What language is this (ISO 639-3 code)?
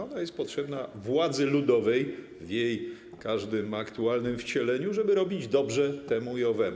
pol